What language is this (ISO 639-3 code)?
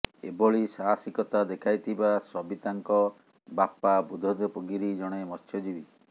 ori